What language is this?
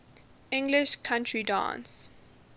English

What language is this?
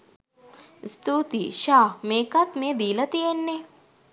Sinhala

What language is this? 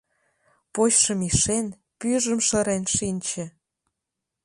Mari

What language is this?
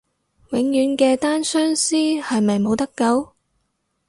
Cantonese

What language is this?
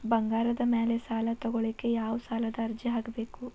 Kannada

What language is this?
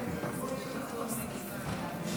Hebrew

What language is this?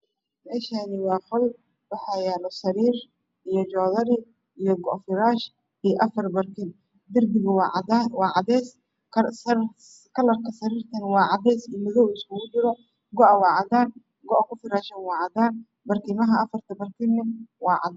Somali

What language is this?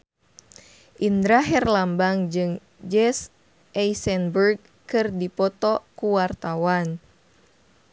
Sundanese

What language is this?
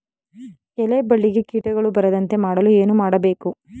Kannada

